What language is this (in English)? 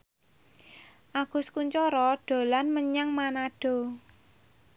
Javanese